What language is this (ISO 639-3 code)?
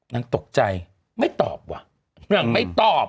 tha